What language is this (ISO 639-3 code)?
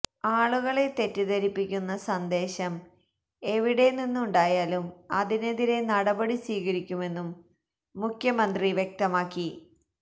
mal